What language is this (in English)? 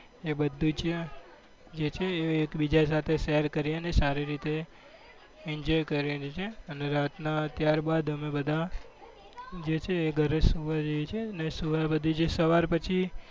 Gujarati